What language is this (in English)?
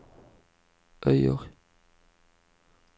Norwegian